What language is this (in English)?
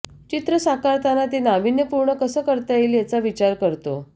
Marathi